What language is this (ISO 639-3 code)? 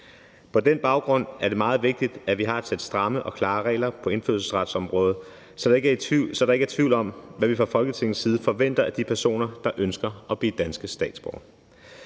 dan